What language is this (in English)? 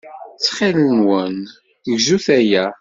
Kabyle